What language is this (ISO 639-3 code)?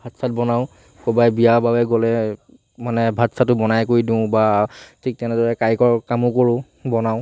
asm